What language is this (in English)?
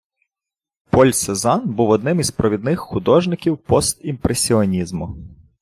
Ukrainian